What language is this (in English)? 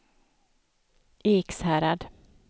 Swedish